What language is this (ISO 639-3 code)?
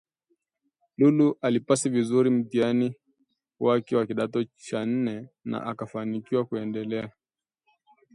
swa